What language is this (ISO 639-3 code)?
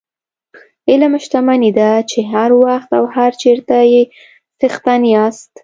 pus